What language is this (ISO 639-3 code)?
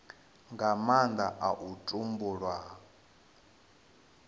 ven